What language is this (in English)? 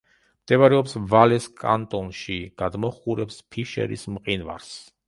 Georgian